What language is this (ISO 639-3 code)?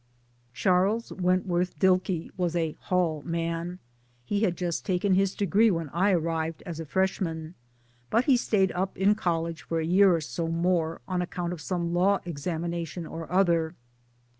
eng